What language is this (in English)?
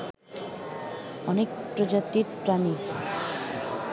Bangla